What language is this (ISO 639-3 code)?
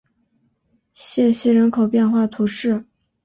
zho